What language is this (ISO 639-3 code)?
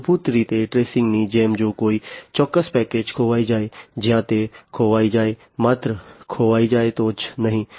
guj